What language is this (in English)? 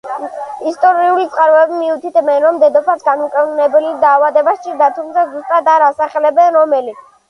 Georgian